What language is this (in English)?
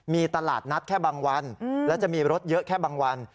Thai